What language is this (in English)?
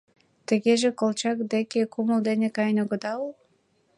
Mari